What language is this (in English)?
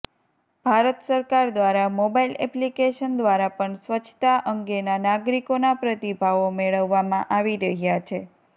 Gujarati